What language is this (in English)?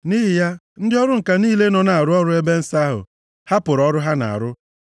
Igbo